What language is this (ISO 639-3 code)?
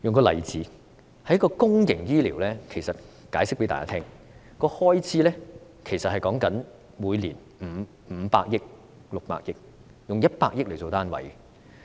yue